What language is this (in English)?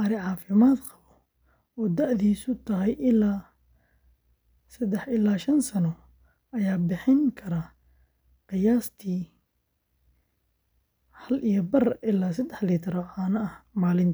Somali